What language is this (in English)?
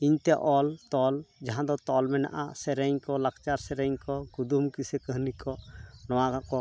Santali